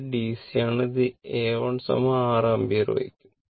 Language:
Malayalam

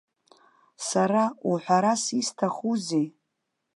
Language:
Abkhazian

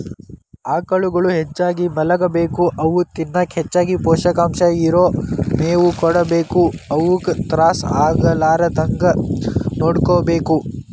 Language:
Kannada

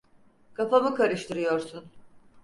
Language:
Turkish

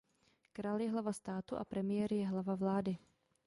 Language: Czech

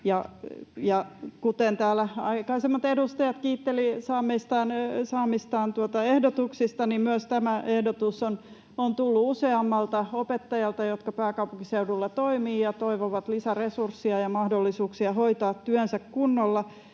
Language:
Finnish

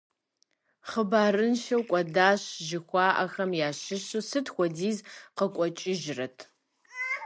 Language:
Kabardian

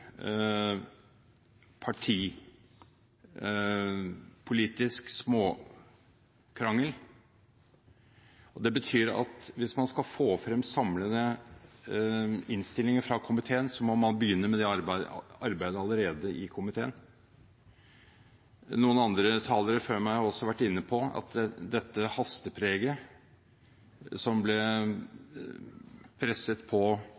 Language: Norwegian Bokmål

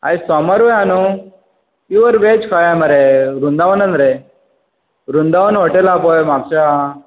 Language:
Konkani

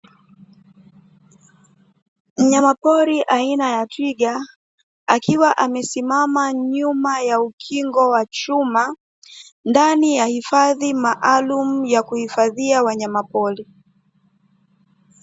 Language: Swahili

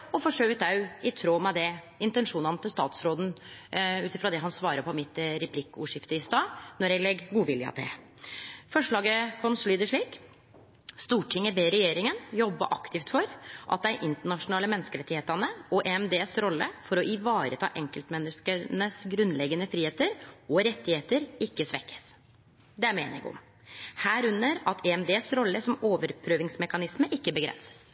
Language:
Norwegian Nynorsk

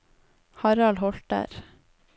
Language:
Norwegian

